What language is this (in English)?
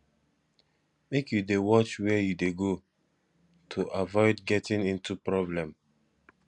Nigerian Pidgin